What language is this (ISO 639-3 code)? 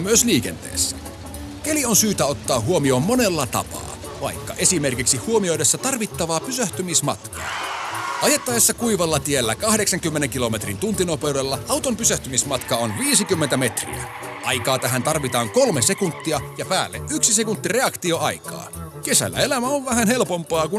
fin